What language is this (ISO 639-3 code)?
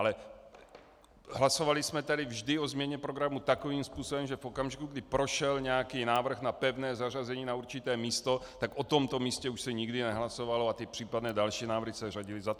ces